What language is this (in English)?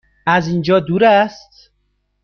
Persian